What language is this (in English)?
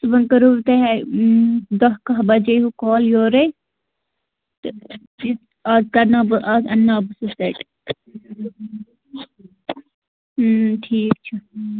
Kashmiri